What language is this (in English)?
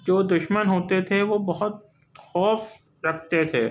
Urdu